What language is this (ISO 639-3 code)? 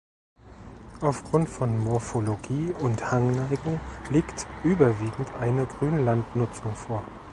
deu